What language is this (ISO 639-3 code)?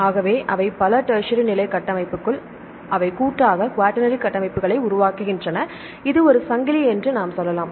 tam